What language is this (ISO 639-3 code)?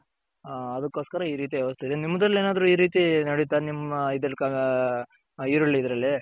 kan